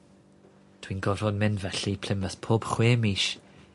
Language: Welsh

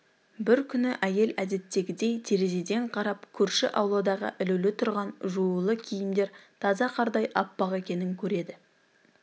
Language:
Kazakh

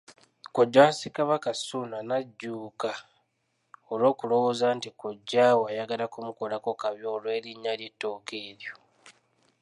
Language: Ganda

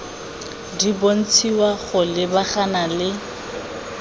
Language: Tswana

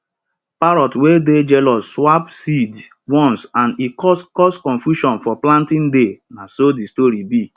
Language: Nigerian Pidgin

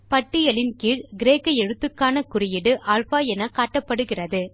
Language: Tamil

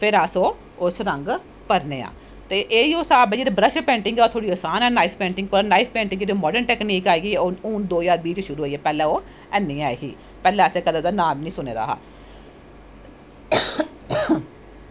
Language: Dogri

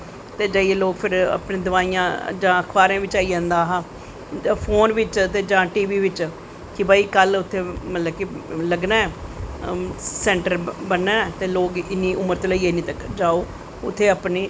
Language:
Dogri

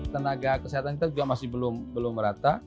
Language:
Indonesian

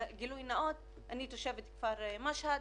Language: Hebrew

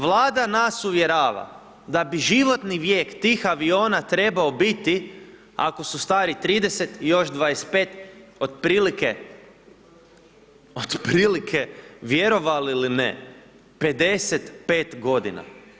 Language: Croatian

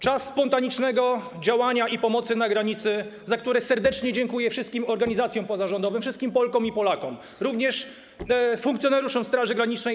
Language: Polish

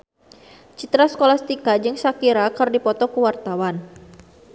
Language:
Sundanese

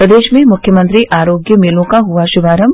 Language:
Hindi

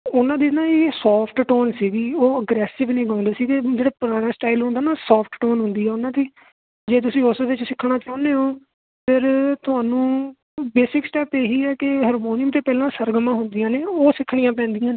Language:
Punjabi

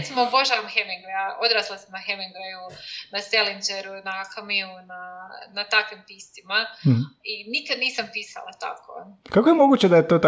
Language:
Croatian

